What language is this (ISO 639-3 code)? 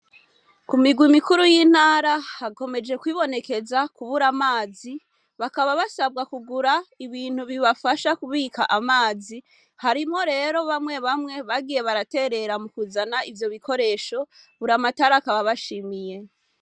run